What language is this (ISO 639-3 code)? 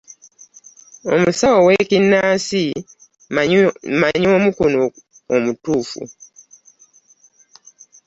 lug